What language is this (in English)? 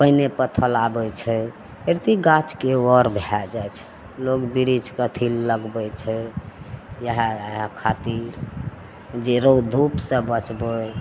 Maithili